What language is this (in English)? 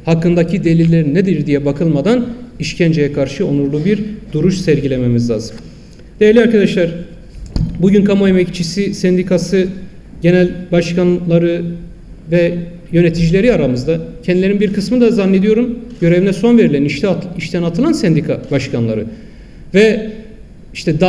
Turkish